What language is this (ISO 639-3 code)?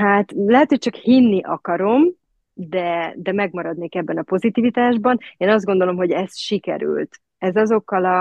hun